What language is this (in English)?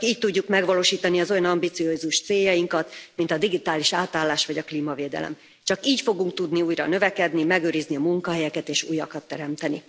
Hungarian